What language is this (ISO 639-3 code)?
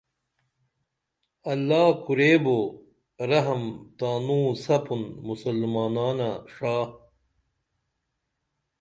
dml